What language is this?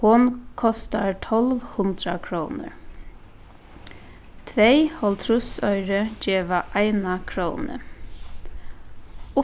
Faroese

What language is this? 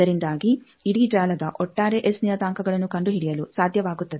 Kannada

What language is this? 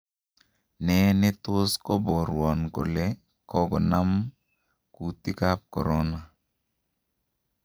Kalenjin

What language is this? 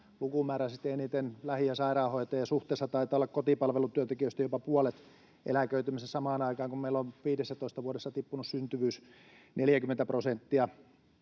Finnish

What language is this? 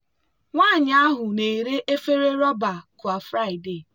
Igbo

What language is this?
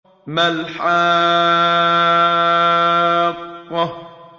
Arabic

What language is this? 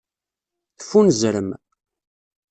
Kabyle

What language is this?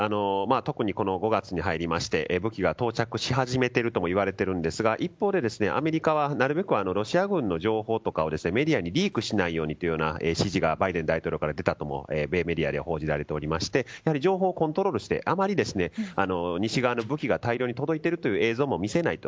Japanese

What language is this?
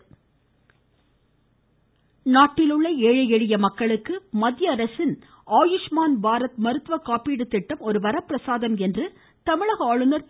Tamil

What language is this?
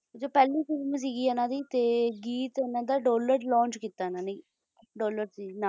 Punjabi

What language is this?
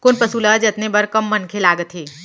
Chhattisgarhi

